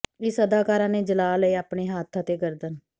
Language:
Punjabi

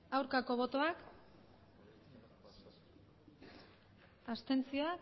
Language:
Basque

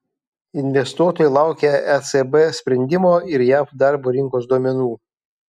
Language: Lithuanian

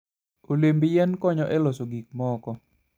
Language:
Luo (Kenya and Tanzania)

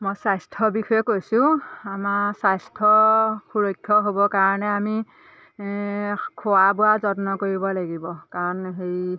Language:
Assamese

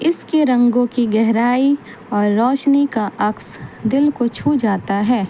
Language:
Urdu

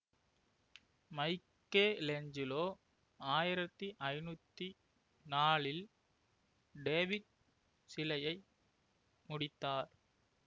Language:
Tamil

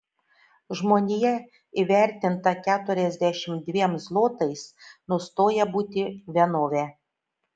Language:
Lithuanian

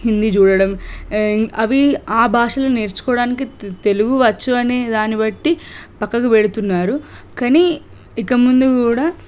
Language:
Telugu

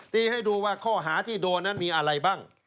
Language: Thai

